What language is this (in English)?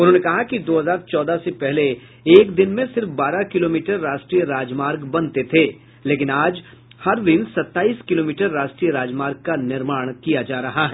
Hindi